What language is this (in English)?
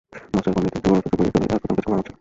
Bangla